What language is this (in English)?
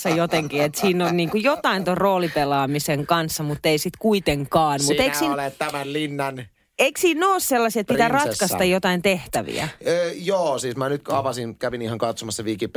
Finnish